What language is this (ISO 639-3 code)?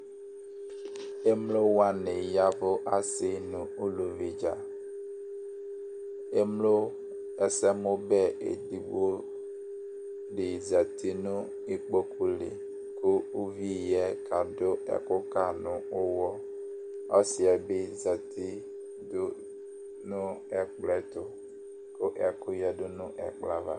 kpo